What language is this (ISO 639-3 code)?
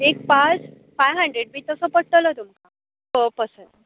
kok